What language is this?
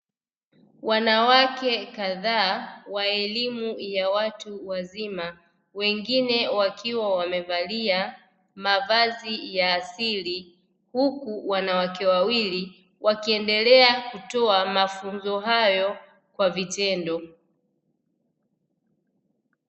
Swahili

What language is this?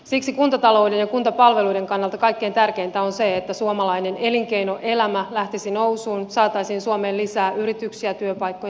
Finnish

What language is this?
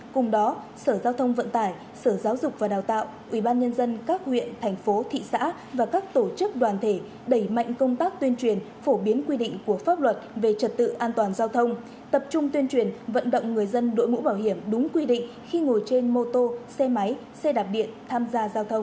Vietnamese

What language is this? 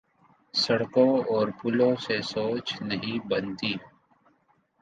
Urdu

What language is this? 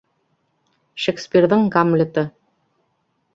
Bashkir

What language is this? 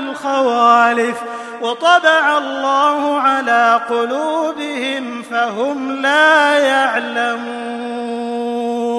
Arabic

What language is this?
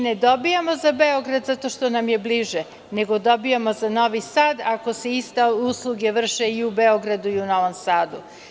Serbian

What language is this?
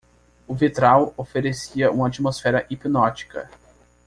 Portuguese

